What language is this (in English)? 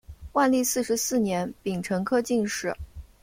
Chinese